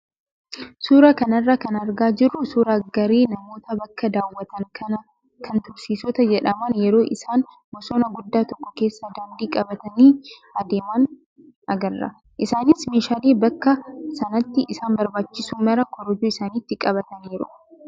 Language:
Oromo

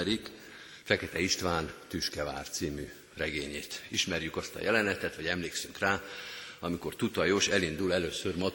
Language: Hungarian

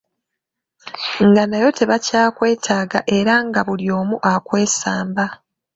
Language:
Ganda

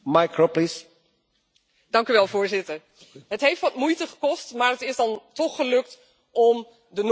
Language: Dutch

